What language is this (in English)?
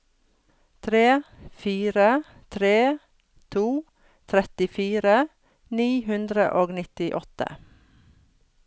Norwegian